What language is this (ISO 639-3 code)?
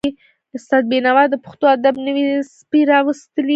pus